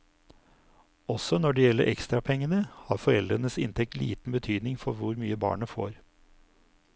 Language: Norwegian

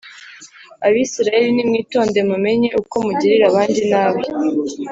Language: Kinyarwanda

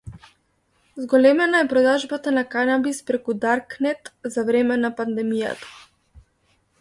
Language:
Macedonian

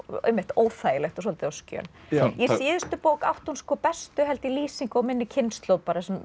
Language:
Icelandic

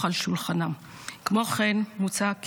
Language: Hebrew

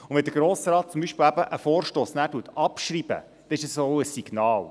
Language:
Swiss German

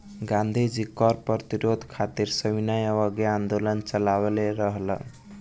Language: Bhojpuri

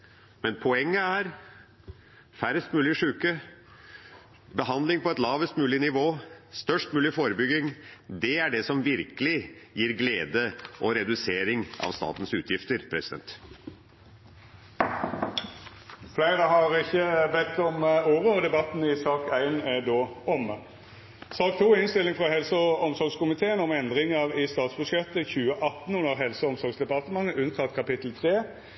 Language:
Norwegian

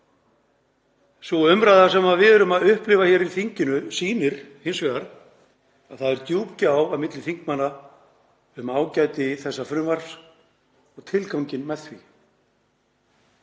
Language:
Icelandic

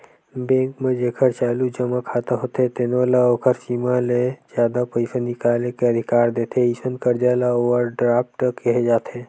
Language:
Chhattisgarhi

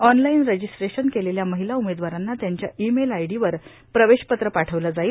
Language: Marathi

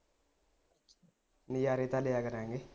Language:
Punjabi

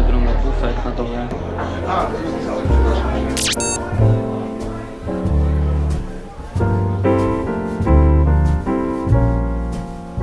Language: Polish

